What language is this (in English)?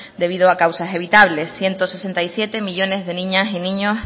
Spanish